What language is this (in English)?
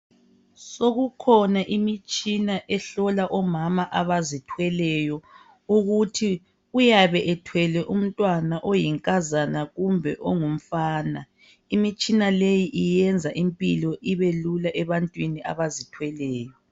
North Ndebele